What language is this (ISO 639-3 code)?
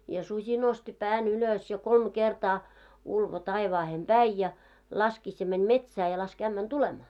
fin